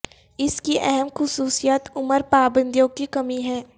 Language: Urdu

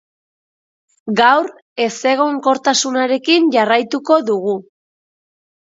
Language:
Basque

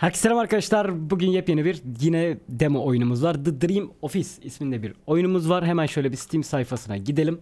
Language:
Turkish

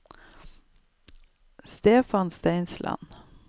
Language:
Norwegian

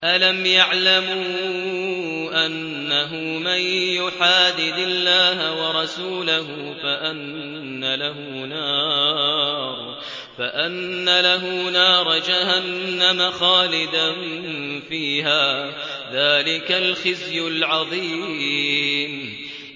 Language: Arabic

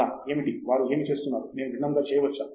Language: Telugu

